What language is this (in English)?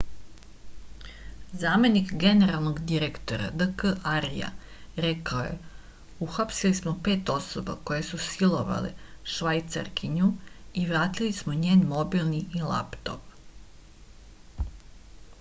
Serbian